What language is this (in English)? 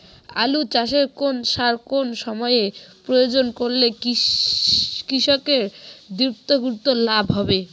Bangla